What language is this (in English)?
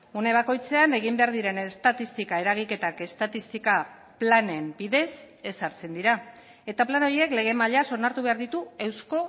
Basque